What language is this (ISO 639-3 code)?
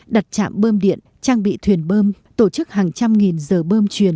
vie